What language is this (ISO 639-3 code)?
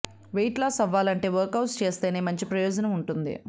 tel